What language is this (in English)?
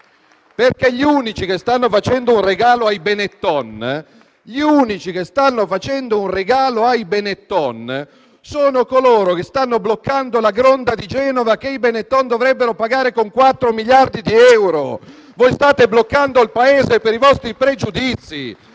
Italian